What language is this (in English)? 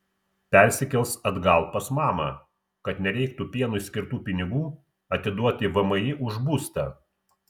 Lithuanian